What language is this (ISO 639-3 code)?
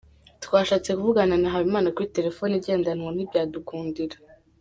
kin